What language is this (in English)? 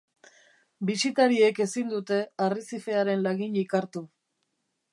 Basque